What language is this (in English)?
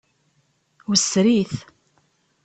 Kabyle